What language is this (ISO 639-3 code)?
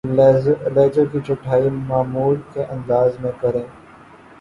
urd